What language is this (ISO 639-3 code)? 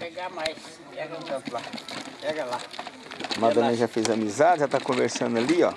por